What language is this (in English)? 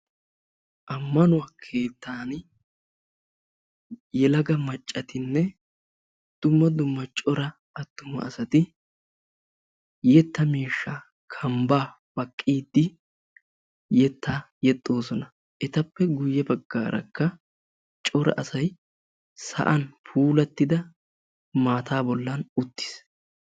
Wolaytta